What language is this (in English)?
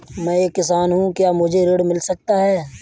Hindi